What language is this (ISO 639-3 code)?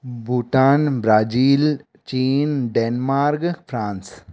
snd